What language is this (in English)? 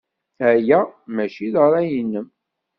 Kabyle